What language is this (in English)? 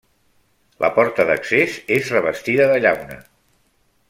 Catalan